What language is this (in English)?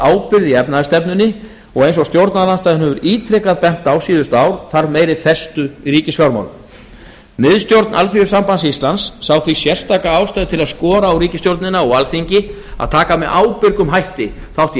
Icelandic